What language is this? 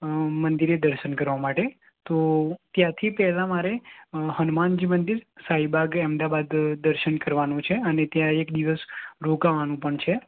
Gujarati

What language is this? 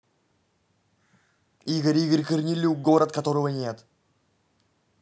Russian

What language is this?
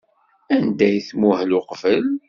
Kabyle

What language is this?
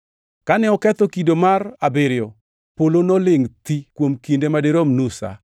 Luo (Kenya and Tanzania)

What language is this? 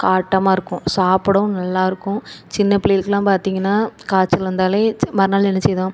Tamil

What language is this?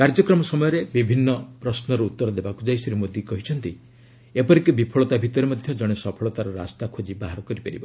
Odia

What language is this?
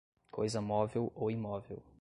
Portuguese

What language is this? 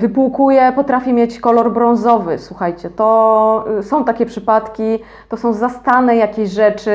Polish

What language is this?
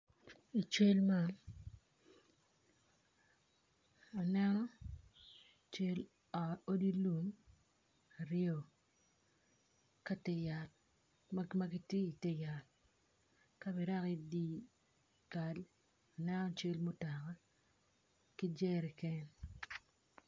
Acoli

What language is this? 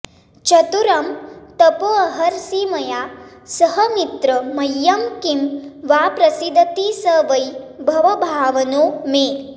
Sanskrit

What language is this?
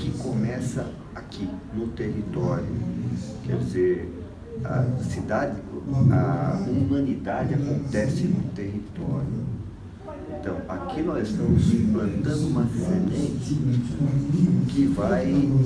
Portuguese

